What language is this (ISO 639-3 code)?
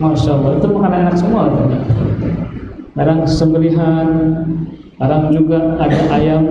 ind